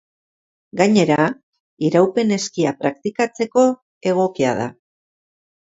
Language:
Basque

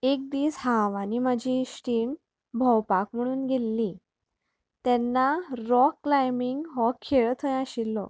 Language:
Konkani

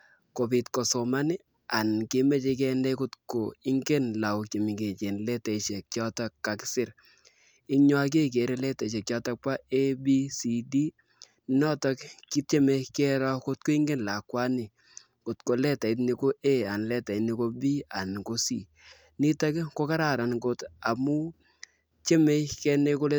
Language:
Kalenjin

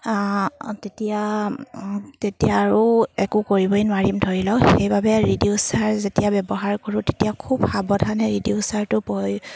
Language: Assamese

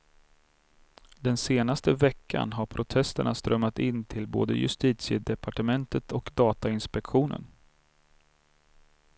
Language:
Swedish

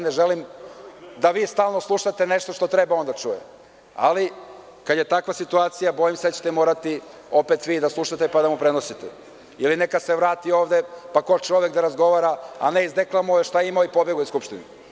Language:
Serbian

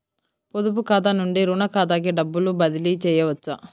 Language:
Telugu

